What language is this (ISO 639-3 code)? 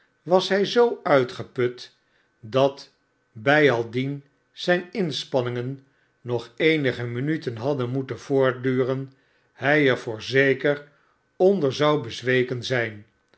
nld